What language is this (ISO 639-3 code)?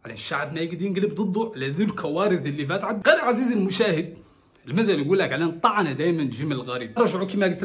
ara